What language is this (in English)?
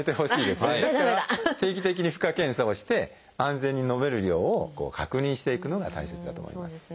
Japanese